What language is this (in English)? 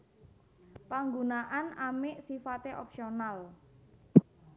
Javanese